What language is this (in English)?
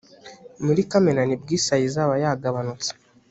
Kinyarwanda